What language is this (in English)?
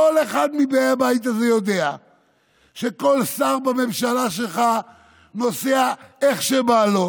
Hebrew